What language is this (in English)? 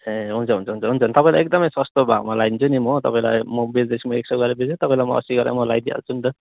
Nepali